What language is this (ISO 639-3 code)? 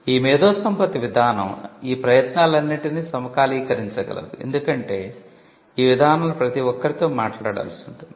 tel